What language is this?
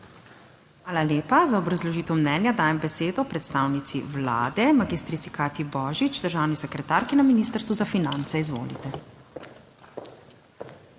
Slovenian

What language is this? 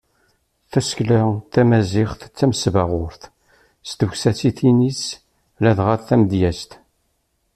Kabyle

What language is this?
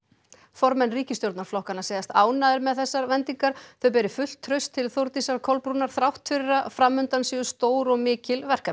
Icelandic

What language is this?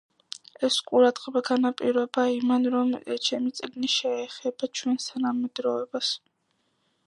Georgian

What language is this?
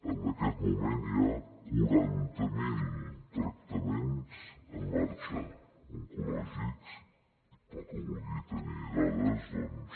Catalan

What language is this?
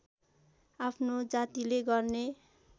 Nepali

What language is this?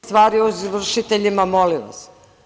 Serbian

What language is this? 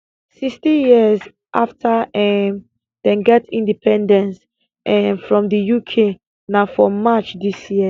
Nigerian Pidgin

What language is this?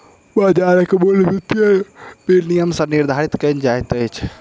Maithili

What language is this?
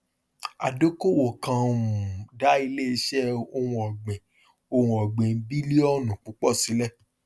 Yoruba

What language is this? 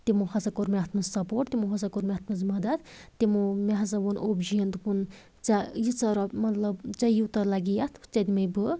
Kashmiri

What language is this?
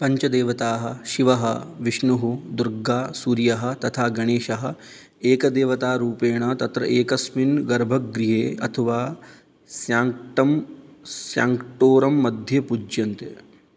Sanskrit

